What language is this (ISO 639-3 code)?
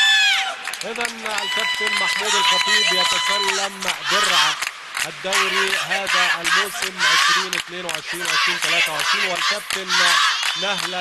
ara